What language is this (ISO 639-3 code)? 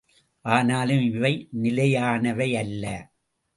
tam